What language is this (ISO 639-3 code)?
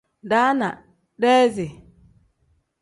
kdh